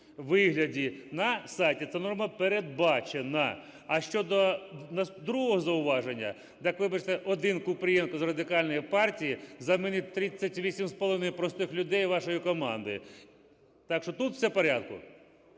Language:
Ukrainian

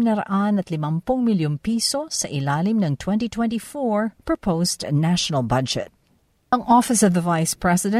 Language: Filipino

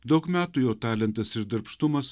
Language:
Lithuanian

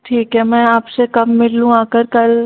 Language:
Hindi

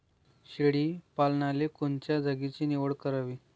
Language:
Marathi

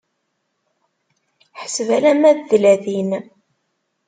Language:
Kabyle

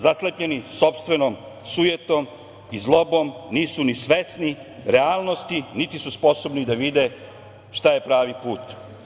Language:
Serbian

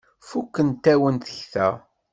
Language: Kabyle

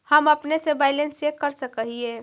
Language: Magahi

